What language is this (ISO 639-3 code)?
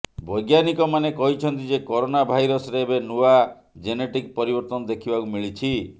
ori